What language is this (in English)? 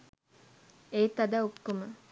Sinhala